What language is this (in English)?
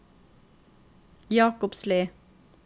Norwegian